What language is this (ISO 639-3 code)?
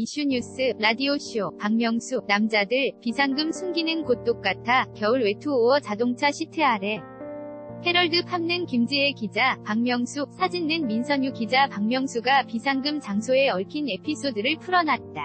kor